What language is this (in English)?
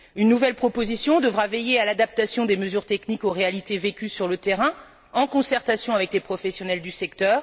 French